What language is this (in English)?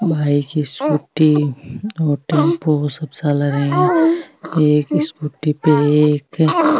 Marwari